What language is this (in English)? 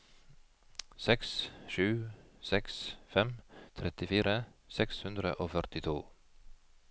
Norwegian